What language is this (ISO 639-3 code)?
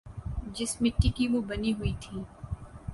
urd